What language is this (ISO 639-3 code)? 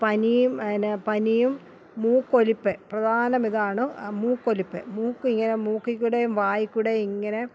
mal